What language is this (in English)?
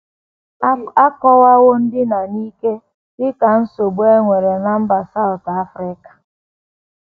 Igbo